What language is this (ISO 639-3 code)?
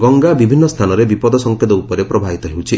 ori